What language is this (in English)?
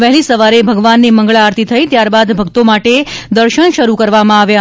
Gujarati